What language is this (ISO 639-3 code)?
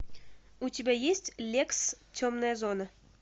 rus